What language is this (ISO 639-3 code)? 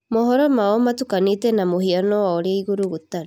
kik